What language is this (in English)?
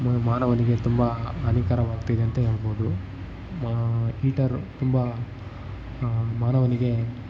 Kannada